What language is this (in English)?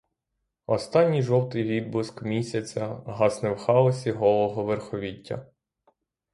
Ukrainian